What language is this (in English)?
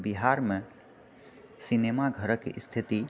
Maithili